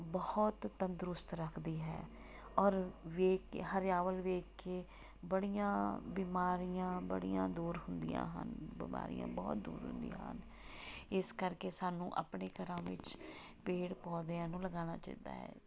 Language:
Punjabi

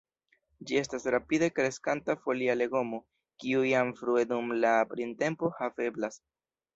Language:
Esperanto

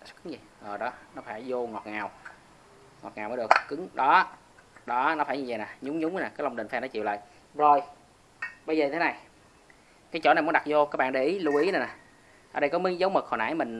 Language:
Vietnamese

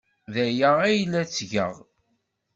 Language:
Kabyle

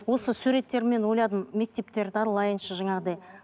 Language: Kazakh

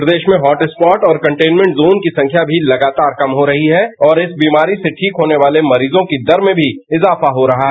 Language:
Hindi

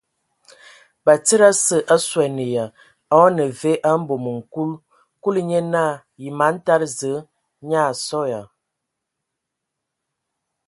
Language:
Ewondo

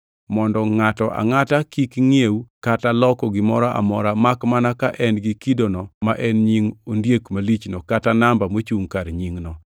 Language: Luo (Kenya and Tanzania)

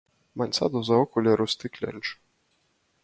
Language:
Latgalian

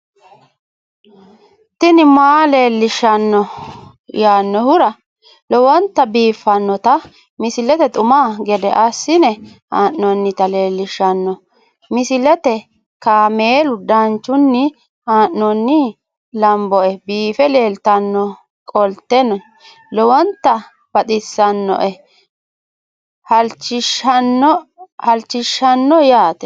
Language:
Sidamo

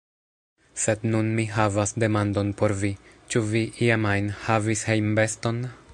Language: Esperanto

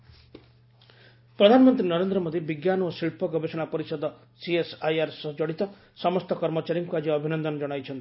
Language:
Odia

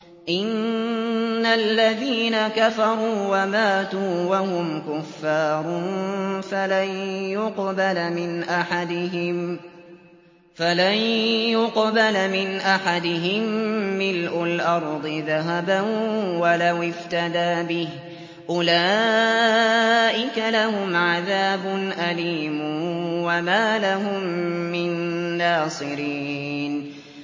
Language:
Arabic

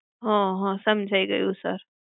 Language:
Gujarati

